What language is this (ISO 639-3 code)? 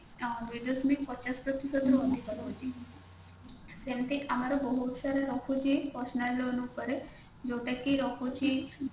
ori